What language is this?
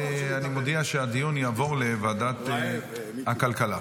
Hebrew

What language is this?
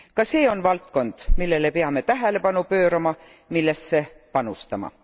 Estonian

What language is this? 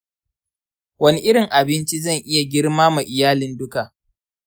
Hausa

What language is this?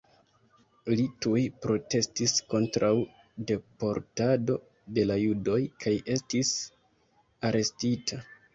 Esperanto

